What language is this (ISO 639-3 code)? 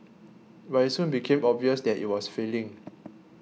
eng